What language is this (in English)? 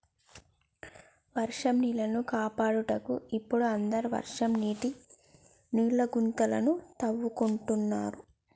Telugu